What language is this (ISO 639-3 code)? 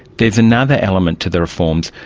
eng